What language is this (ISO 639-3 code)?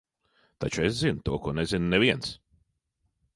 lav